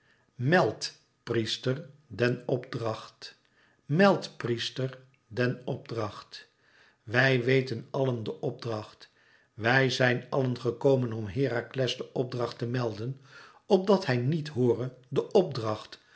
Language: Dutch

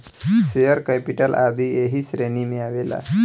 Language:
Bhojpuri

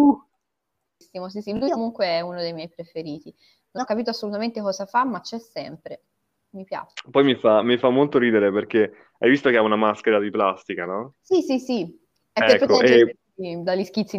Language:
Italian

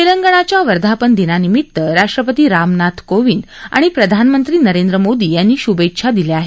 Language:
Marathi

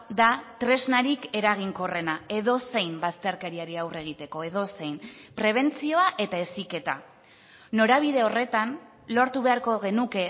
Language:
Basque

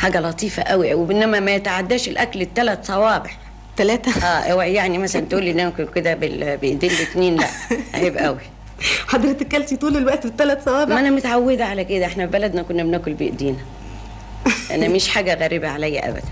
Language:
Arabic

